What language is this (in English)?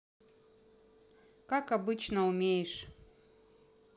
Russian